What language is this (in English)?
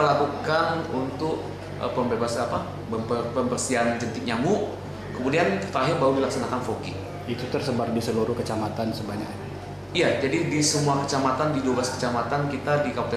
Indonesian